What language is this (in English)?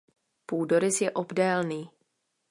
Czech